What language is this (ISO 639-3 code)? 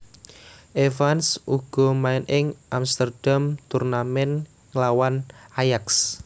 jav